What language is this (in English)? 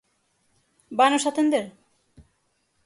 Galician